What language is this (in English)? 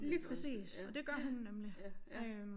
Danish